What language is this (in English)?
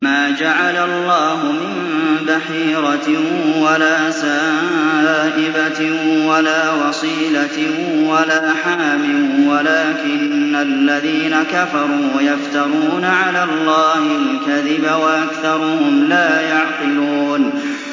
Arabic